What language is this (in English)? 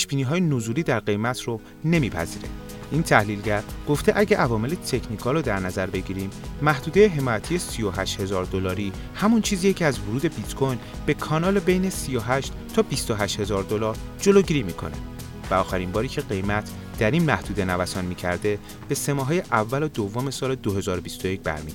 Persian